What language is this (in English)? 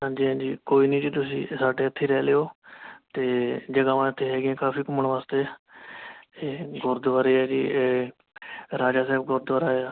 Punjabi